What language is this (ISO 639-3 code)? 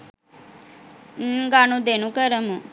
sin